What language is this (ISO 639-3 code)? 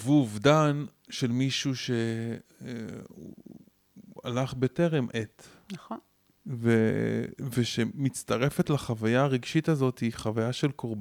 heb